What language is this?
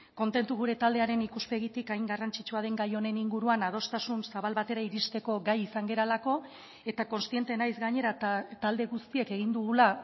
Basque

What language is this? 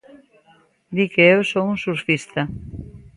Galician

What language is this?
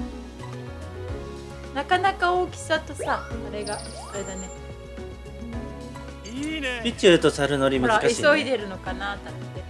Japanese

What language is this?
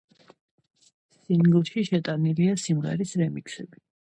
Georgian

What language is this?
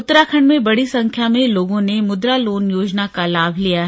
Hindi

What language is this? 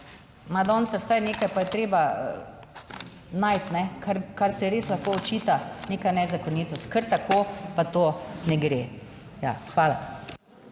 Slovenian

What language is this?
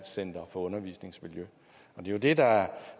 Danish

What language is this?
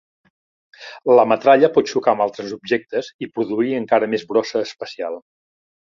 Catalan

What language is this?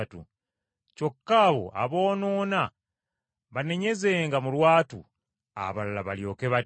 Ganda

